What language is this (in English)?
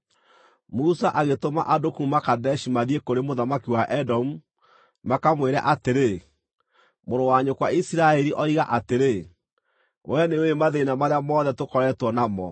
Kikuyu